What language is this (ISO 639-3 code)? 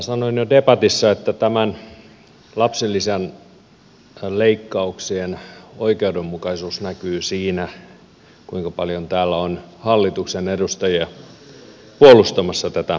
fin